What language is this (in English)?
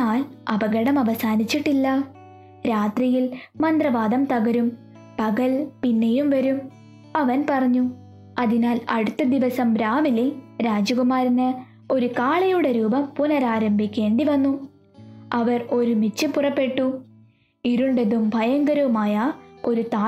Malayalam